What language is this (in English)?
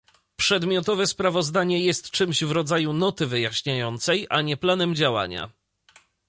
Polish